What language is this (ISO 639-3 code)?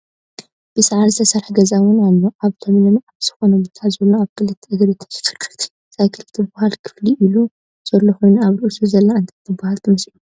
tir